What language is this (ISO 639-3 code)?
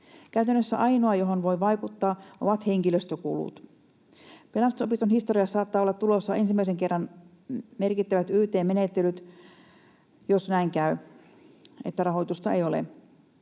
fin